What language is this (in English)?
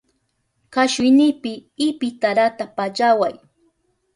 Southern Pastaza Quechua